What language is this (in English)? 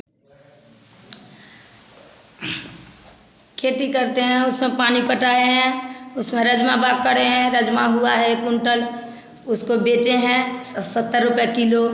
Hindi